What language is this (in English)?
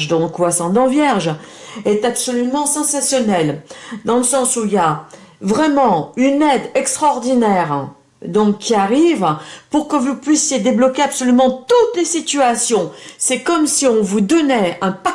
French